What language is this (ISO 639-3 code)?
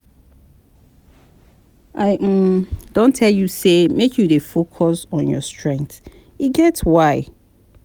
pcm